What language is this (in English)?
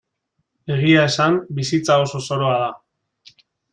Basque